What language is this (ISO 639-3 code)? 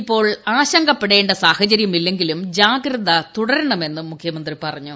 mal